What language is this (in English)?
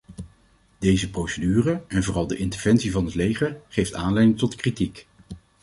Dutch